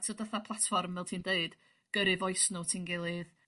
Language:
Welsh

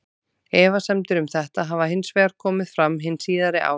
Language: Icelandic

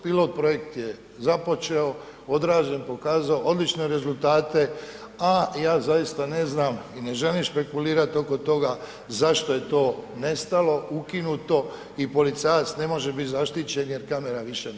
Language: Croatian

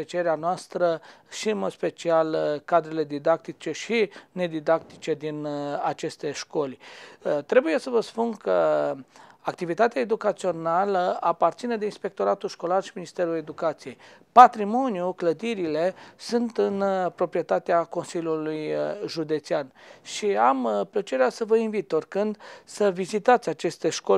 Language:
Romanian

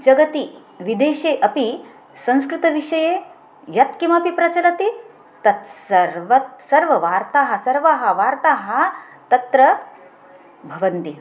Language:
Sanskrit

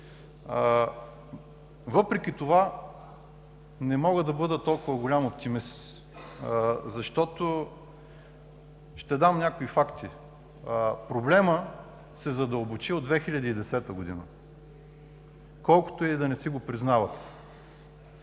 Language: Bulgarian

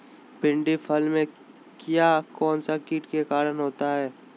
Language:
Magahi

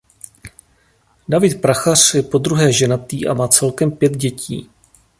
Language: Czech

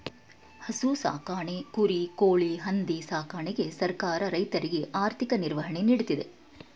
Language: Kannada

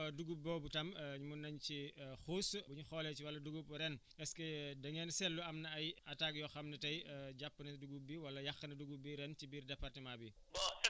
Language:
Wolof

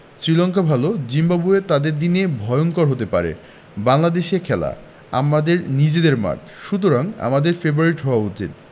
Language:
Bangla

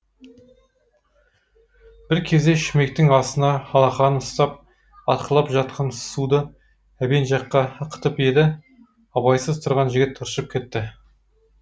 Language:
Kazakh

